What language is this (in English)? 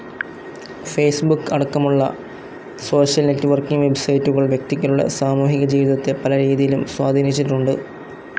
Malayalam